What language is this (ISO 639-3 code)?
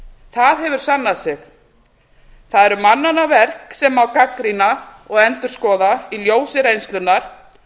isl